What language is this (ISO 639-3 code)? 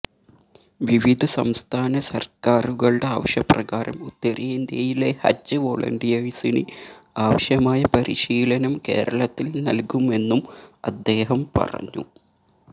mal